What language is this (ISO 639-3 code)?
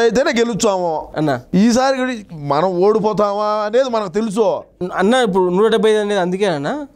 tel